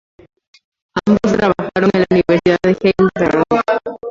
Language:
Spanish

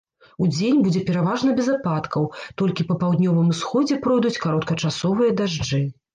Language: Belarusian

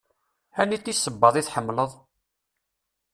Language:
Kabyle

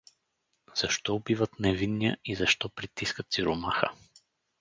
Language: Bulgarian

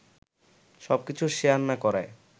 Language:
Bangla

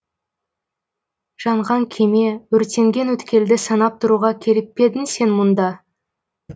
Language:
Kazakh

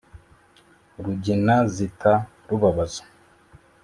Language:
Kinyarwanda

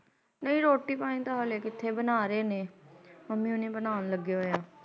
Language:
Punjabi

